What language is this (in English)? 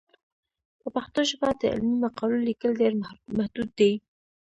Pashto